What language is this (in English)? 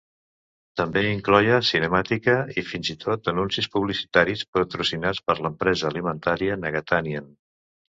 Catalan